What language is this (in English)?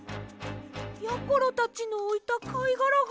Japanese